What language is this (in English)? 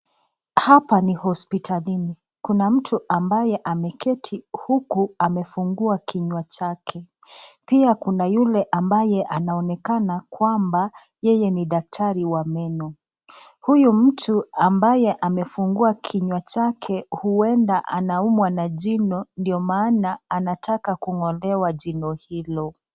Swahili